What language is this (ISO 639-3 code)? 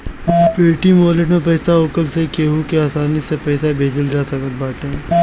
bho